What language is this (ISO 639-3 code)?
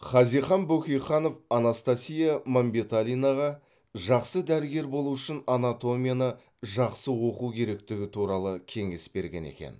kaz